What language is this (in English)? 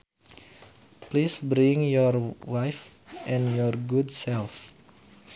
Sundanese